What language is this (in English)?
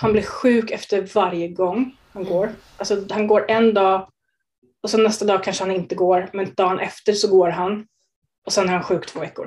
Swedish